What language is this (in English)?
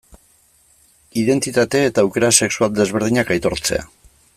Basque